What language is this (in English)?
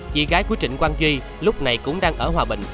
Vietnamese